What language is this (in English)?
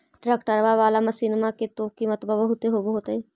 Magahi